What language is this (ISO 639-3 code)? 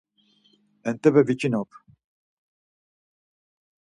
lzz